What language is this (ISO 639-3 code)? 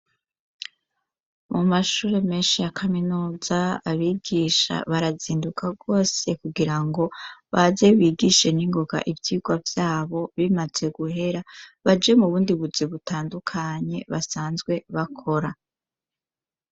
run